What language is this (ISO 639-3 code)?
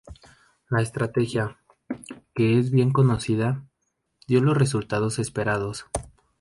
spa